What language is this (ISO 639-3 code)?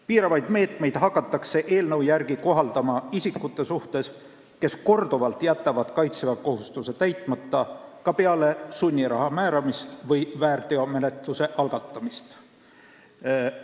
est